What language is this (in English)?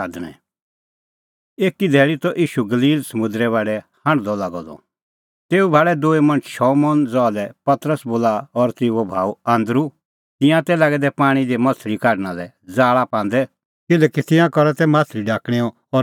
Kullu Pahari